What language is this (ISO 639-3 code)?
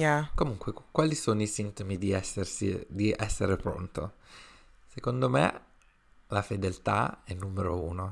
ita